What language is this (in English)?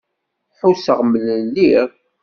Kabyle